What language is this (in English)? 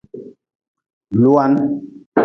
Nawdm